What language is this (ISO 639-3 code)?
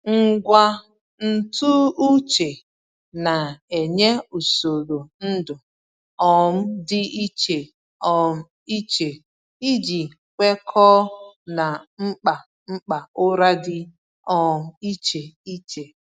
ibo